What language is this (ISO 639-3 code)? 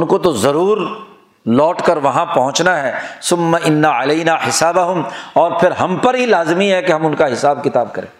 urd